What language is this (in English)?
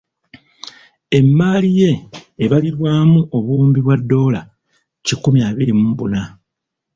Ganda